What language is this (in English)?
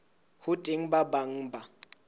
Southern Sotho